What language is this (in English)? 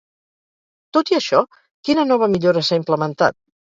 Catalan